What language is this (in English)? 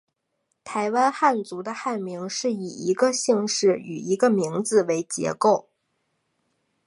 Chinese